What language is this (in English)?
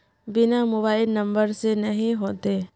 Magahi